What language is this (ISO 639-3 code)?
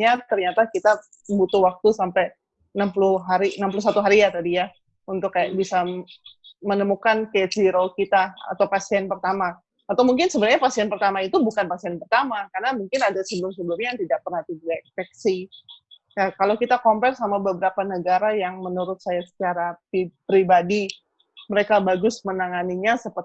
ind